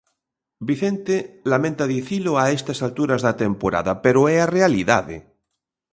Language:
Galician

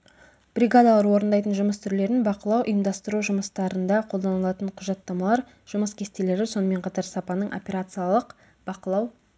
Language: Kazakh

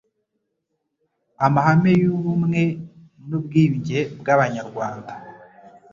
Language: Kinyarwanda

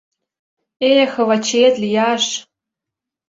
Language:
Mari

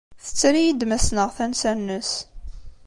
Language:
Kabyle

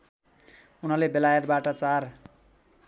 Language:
Nepali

